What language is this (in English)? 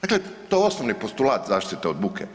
Croatian